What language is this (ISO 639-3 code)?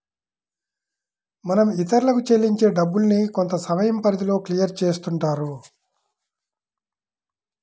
tel